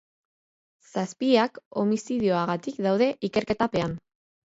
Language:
Basque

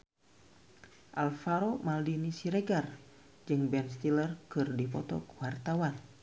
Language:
Sundanese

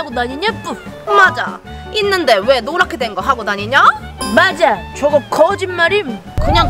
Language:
Korean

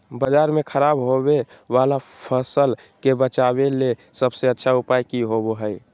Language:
Magahi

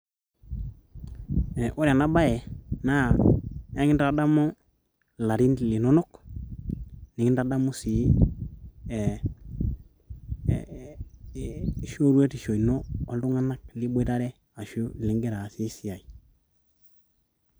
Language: Masai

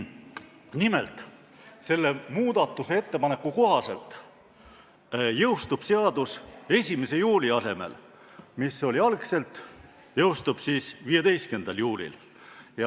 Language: Estonian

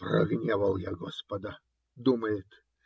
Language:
Russian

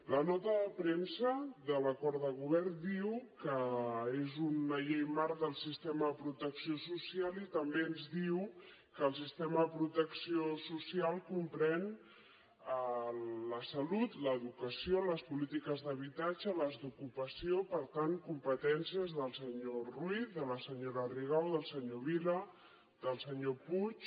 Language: Catalan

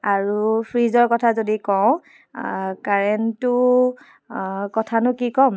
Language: Assamese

